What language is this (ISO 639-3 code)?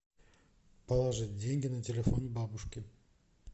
rus